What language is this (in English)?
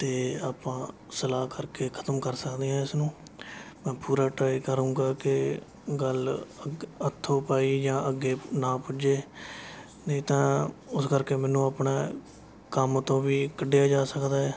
Punjabi